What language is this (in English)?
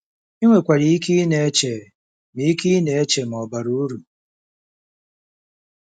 Igbo